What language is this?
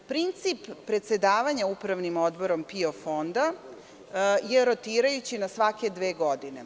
Serbian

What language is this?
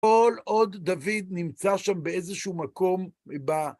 Hebrew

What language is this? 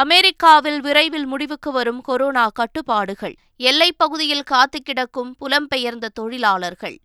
Tamil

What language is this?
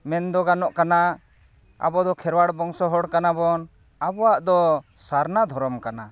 Santali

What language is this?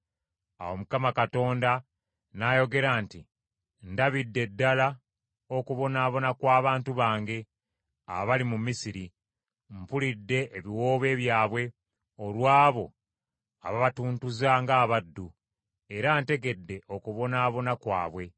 Ganda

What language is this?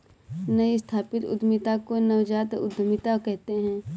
Hindi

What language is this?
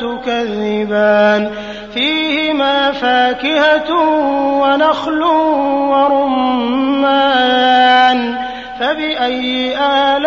Arabic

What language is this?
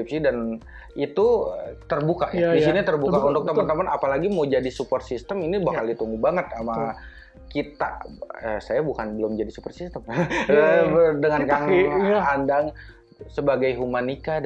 Indonesian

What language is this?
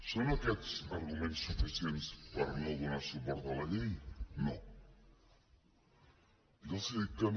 Catalan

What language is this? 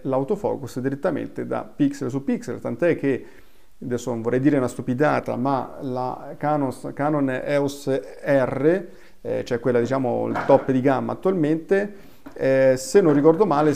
Italian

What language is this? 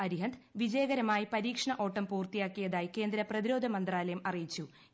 Malayalam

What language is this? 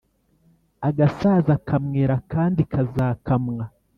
Kinyarwanda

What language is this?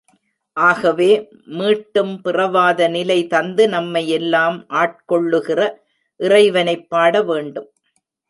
Tamil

